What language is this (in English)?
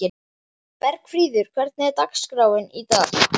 Icelandic